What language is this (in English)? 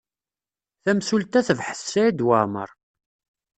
Kabyle